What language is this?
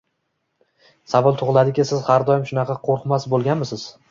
Uzbek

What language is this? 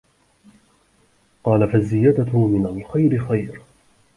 Arabic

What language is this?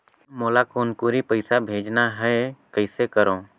Chhattisgarhi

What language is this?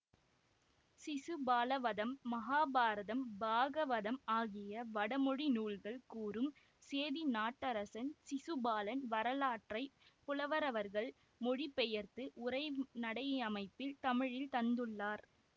Tamil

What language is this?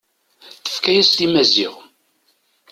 Kabyle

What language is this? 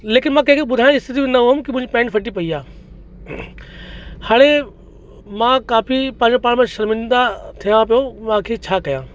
Sindhi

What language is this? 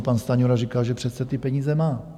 Czech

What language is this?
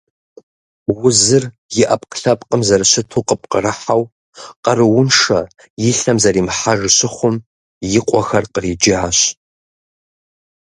Kabardian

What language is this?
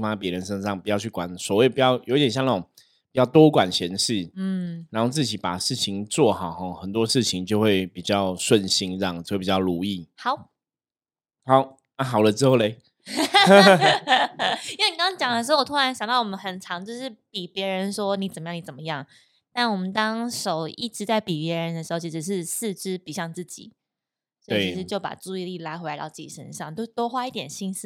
Chinese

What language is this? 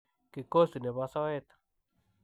Kalenjin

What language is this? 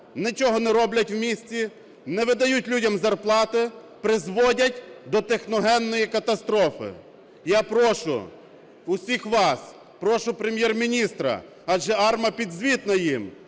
Ukrainian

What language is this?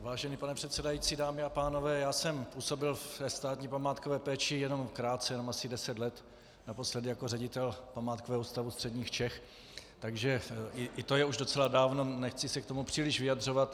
Czech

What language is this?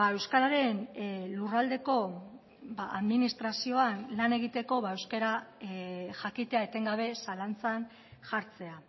Basque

